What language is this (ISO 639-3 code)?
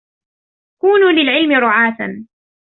ara